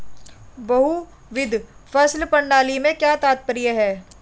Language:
Hindi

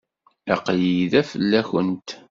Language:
Kabyle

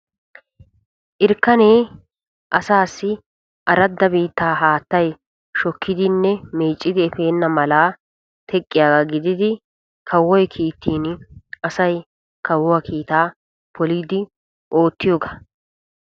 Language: Wolaytta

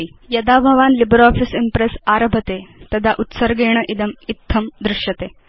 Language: Sanskrit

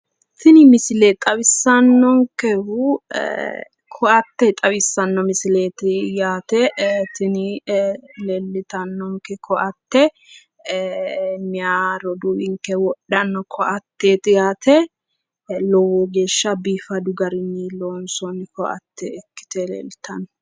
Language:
Sidamo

